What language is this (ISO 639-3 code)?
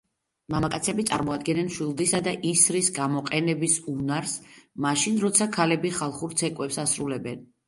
kat